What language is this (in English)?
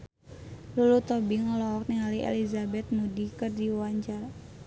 Sundanese